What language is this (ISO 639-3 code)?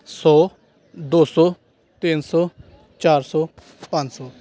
pan